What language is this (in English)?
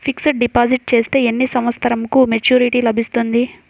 Telugu